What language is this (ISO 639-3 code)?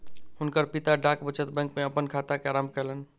mai